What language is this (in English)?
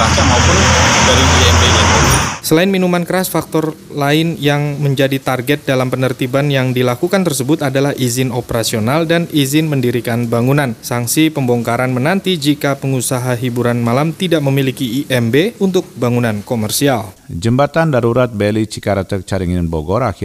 Indonesian